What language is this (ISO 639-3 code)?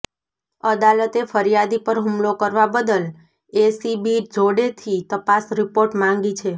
guj